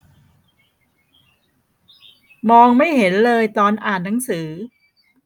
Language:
Thai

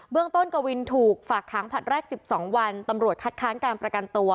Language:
Thai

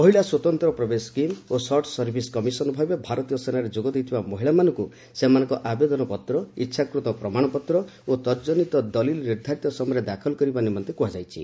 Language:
Odia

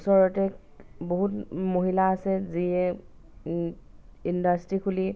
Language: Assamese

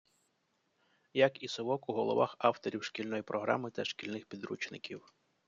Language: Ukrainian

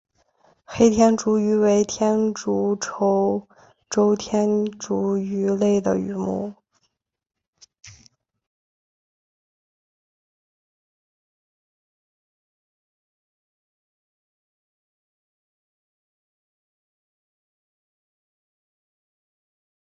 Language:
Chinese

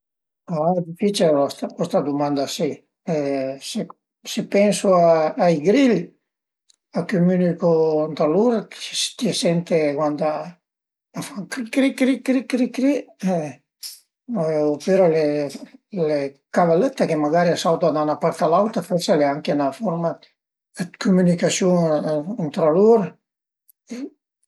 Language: Piedmontese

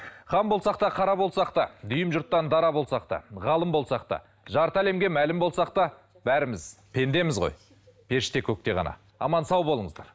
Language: Kazakh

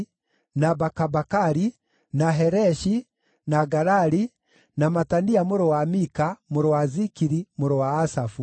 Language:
Kikuyu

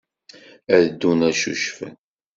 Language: Kabyle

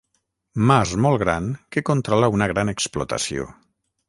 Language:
Catalan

